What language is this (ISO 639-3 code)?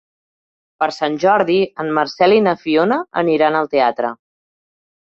cat